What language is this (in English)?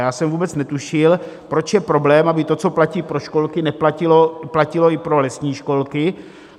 Czech